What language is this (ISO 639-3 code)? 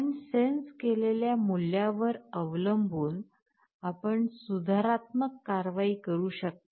mar